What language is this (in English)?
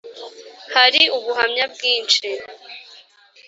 Kinyarwanda